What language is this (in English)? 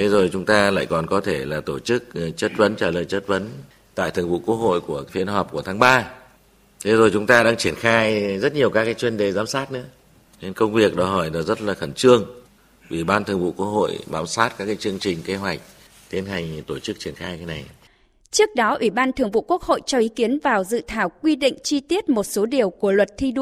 Vietnamese